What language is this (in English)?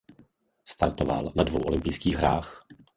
Czech